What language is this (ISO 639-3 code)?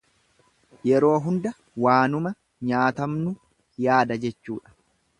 orm